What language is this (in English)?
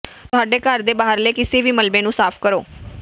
Punjabi